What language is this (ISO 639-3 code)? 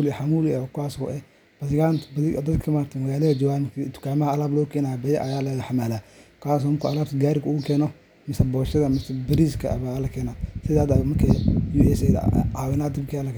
som